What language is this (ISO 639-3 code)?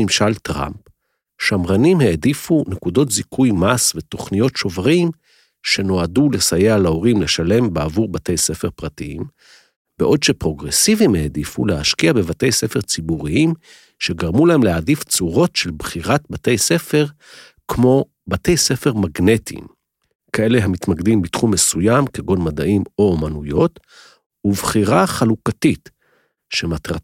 heb